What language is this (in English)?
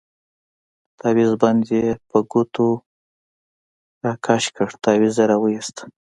Pashto